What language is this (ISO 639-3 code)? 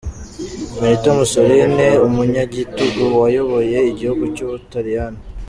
kin